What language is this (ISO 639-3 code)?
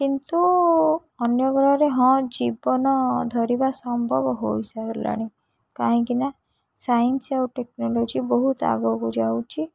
ori